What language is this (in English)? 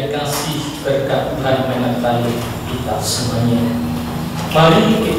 Indonesian